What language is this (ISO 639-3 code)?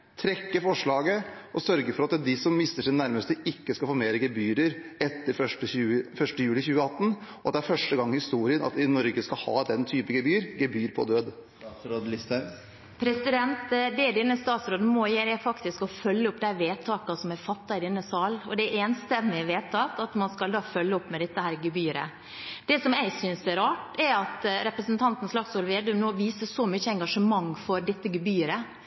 nob